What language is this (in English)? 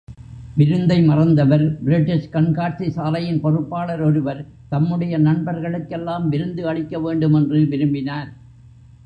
Tamil